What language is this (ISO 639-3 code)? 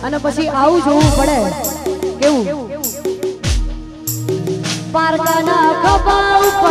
ara